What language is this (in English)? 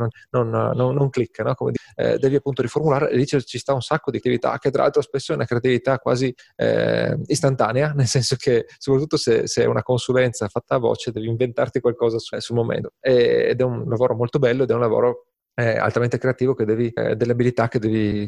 Italian